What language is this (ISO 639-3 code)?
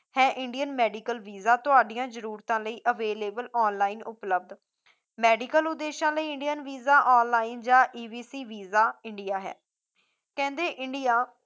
pan